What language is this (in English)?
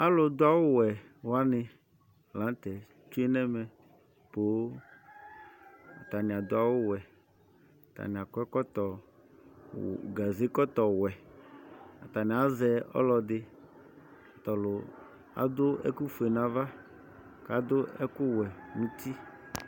Ikposo